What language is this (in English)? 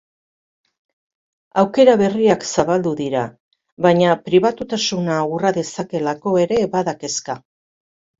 Basque